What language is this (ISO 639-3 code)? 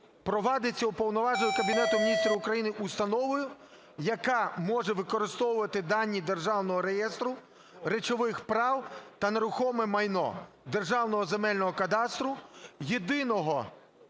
ukr